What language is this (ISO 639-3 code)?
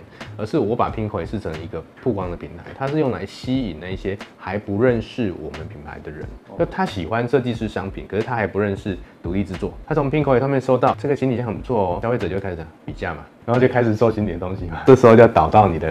zho